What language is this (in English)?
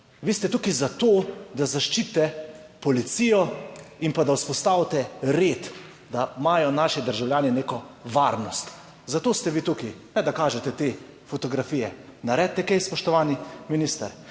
Slovenian